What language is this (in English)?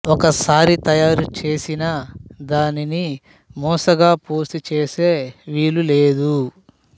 Telugu